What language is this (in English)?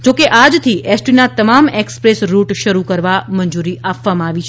Gujarati